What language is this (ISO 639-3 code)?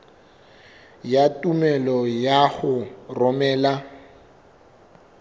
sot